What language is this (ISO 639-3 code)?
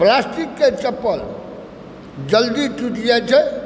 mai